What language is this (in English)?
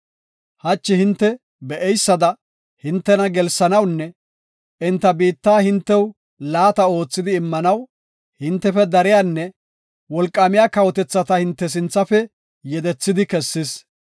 Gofa